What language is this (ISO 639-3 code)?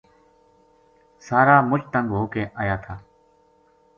gju